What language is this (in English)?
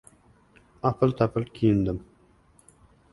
Uzbek